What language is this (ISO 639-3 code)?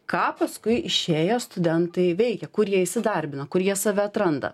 lit